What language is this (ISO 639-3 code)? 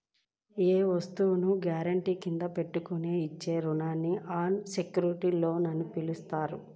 tel